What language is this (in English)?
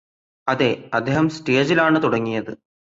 Malayalam